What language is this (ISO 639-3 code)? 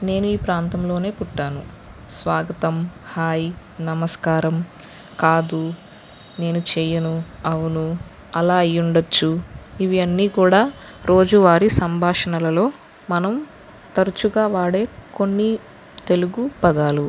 tel